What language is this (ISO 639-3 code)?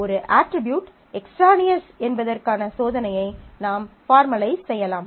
tam